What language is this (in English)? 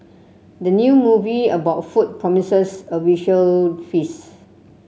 English